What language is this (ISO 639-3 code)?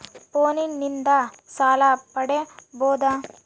kan